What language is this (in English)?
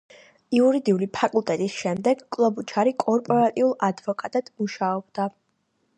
Georgian